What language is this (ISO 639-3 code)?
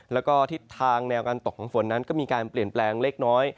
tha